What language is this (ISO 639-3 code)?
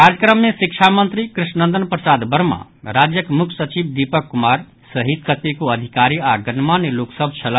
mai